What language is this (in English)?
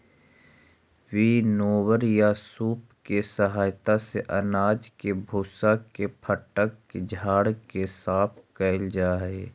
Magahi